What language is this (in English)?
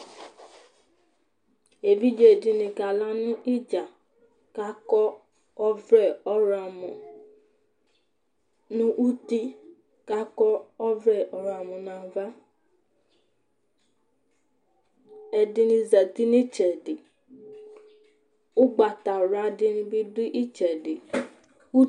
Ikposo